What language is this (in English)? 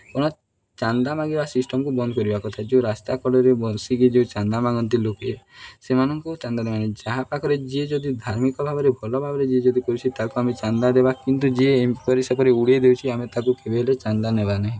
Odia